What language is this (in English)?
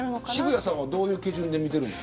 Japanese